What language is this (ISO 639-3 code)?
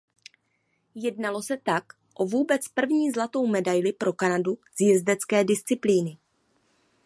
ces